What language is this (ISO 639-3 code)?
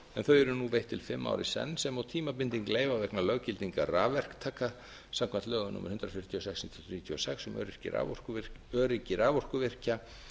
isl